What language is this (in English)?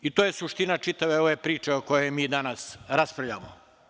Serbian